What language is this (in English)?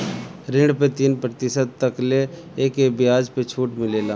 Bhojpuri